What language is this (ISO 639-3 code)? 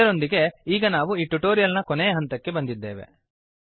kan